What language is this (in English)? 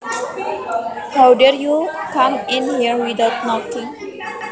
Javanese